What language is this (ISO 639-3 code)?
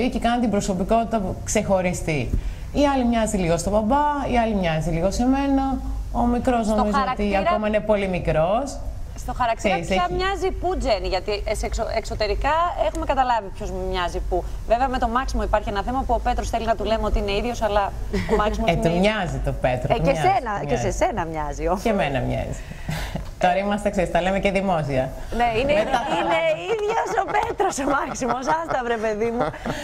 ell